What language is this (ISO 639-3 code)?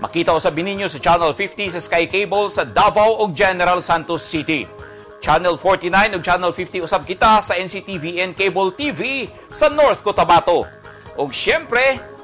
fil